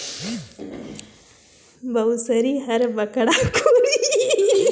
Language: Chhattisgarhi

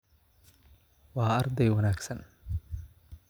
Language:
Somali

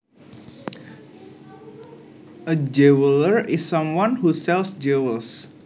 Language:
Javanese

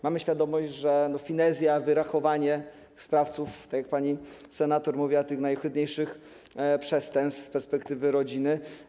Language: Polish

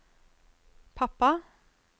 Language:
Norwegian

